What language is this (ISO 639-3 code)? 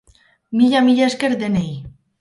eus